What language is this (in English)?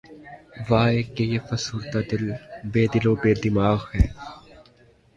Urdu